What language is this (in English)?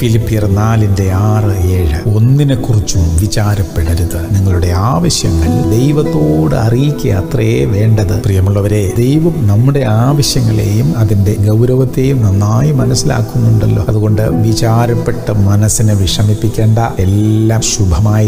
Arabic